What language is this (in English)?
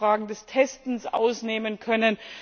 German